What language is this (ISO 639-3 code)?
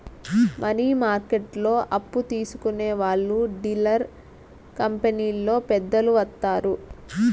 tel